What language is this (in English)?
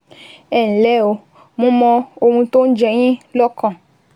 Yoruba